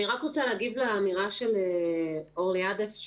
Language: Hebrew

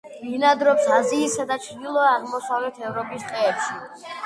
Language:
Georgian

